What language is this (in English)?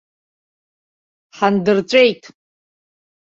Abkhazian